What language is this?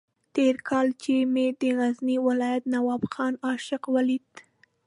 Pashto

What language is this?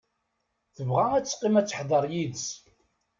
Kabyle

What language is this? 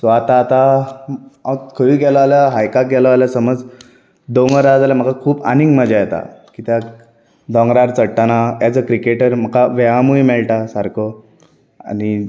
Konkani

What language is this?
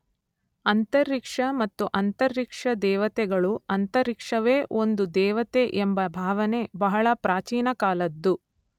Kannada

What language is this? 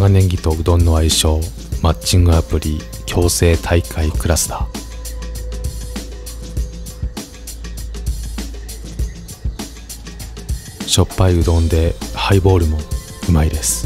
Japanese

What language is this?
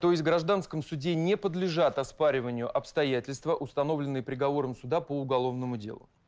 Russian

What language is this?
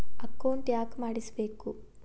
Kannada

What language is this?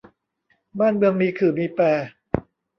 Thai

